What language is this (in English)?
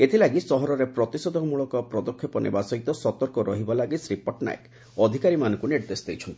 Odia